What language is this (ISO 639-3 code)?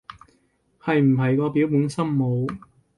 yue